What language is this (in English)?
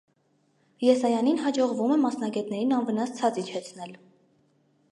Armenian